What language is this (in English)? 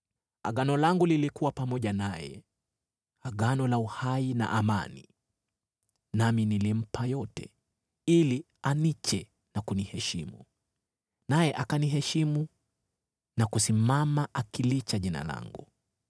Swahili